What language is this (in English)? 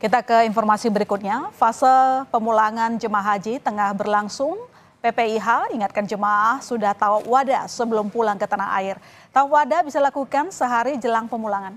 Indonesian